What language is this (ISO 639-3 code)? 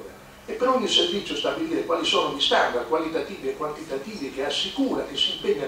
ita